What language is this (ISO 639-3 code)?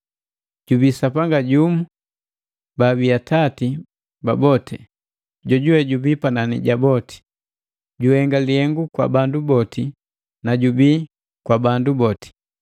mgv